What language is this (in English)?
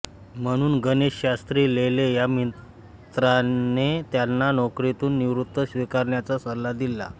Marathi